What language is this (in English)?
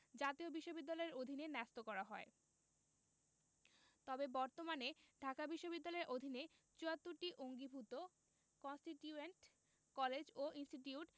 Bangla